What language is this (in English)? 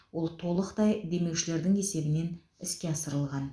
Kazakh